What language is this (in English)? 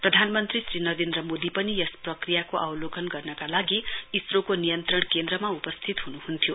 Nepali